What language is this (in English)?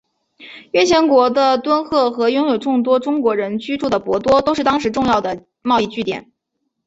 Chinese